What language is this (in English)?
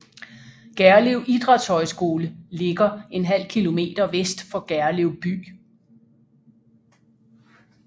Danish